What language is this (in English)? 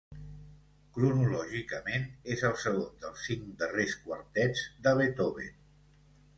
Catalan